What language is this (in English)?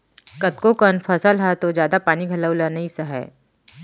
Chhattisgarhi